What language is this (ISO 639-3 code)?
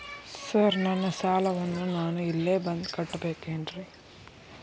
kan